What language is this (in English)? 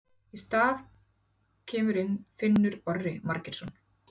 Icelandic